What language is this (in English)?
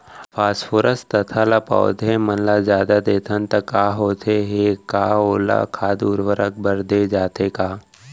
Chhattisgarhi